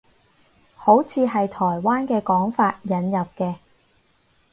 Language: Cantonese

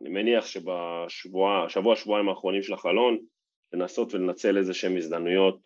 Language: Hebrew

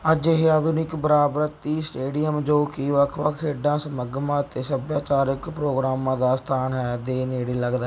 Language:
Punjabi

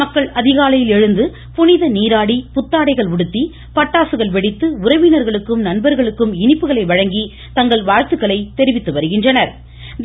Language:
Tamil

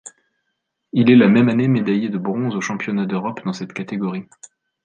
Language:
French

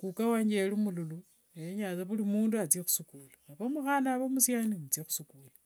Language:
Wanga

